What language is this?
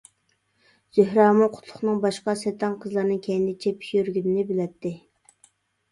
Uyghur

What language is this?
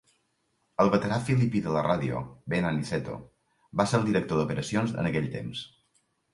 Catalan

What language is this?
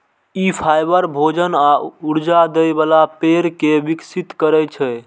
Maithili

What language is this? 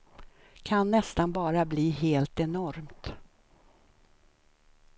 Swedish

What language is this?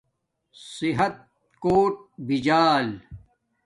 Domaaki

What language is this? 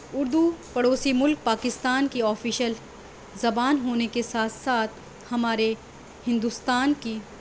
Urdu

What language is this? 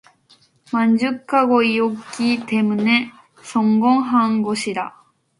Korean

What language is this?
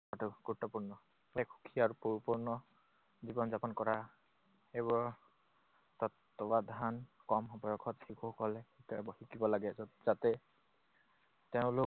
Assamese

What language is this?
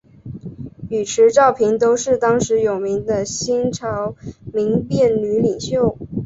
Chinese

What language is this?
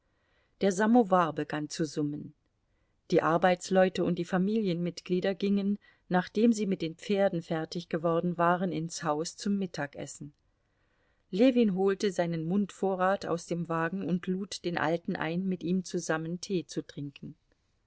German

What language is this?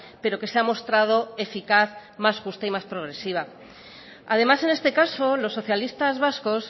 Spanish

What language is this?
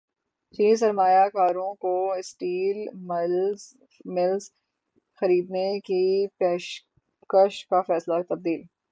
Urdu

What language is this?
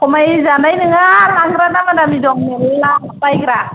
Bodo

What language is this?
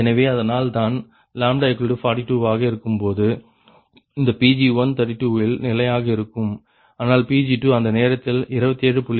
Tamil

